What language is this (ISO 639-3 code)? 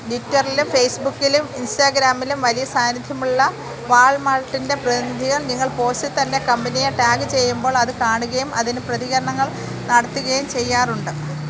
mal